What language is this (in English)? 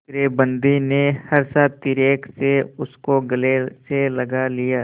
Hindi